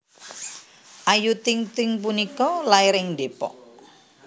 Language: Javanese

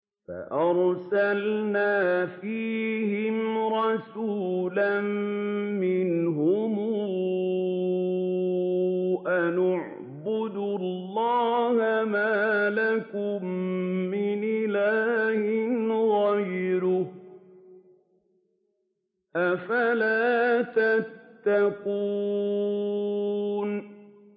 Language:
Arabic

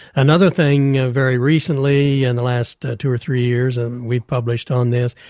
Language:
English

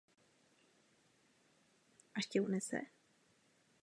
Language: Czech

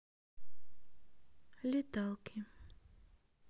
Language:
Russian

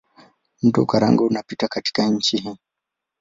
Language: Swahili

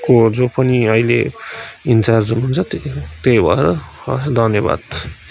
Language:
Nepali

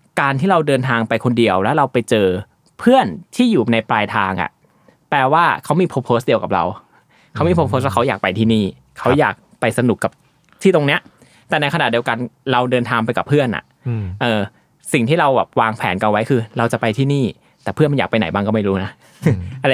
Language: Thai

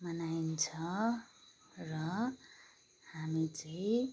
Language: Nepali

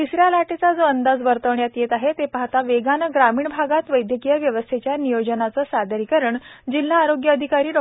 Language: Marathi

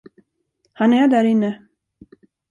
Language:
Swedish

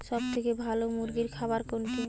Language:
Bangla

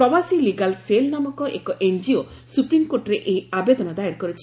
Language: Odia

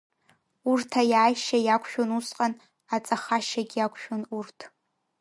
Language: Abkhazian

